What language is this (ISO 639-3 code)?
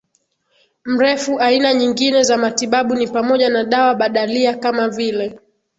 swa